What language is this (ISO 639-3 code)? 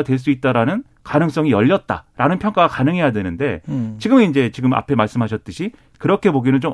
kor